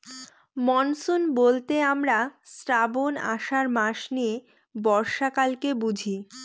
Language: Bangla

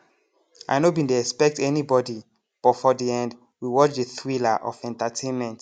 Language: Nigerian Pidgin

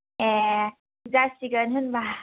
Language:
Bodo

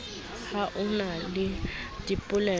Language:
Southern Sotho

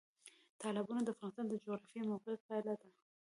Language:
Pashto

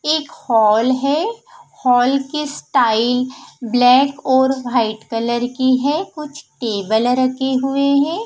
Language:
Hindi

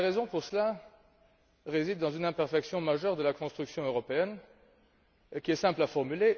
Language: French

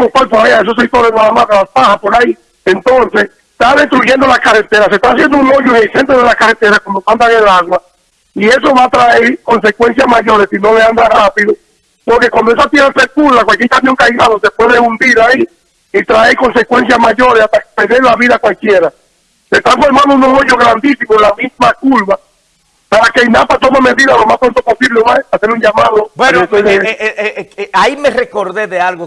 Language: Spanish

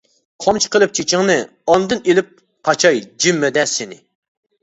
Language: Uyghur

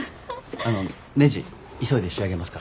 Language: Japanese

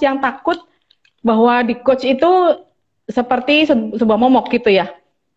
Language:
Indonesian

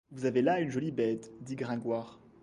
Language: French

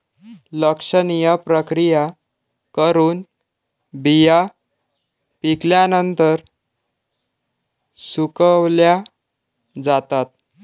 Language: Marathi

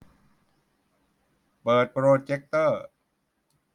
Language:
Thai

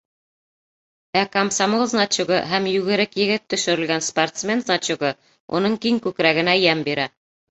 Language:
Bashkir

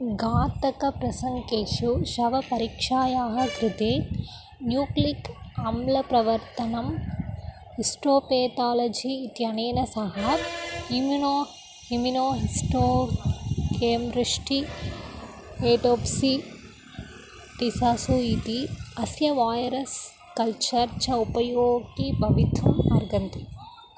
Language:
Sanskrit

